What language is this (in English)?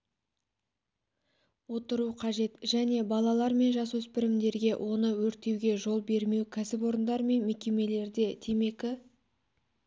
Kazakh